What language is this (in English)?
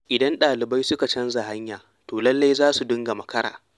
Hausa